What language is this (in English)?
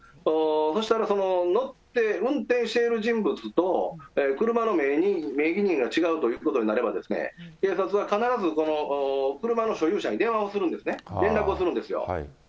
Japanese